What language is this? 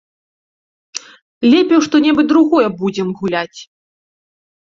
Belarusian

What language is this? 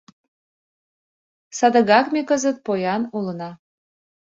Mari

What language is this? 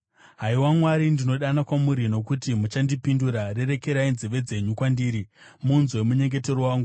Shona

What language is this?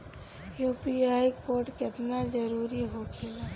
Bhojpuri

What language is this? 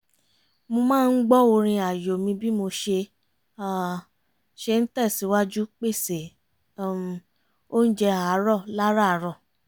Yoruba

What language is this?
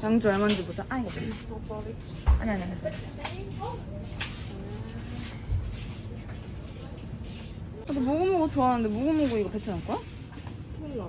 Korean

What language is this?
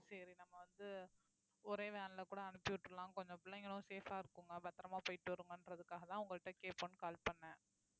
Tamil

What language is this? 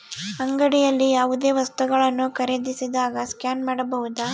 Kannada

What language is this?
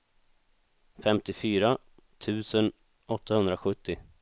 Swedish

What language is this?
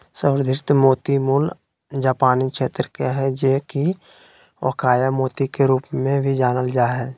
Magahi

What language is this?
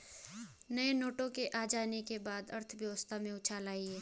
Hindi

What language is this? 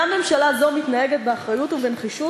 Hebrew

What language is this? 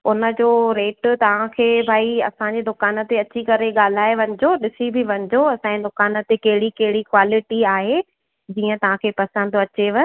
Sindhi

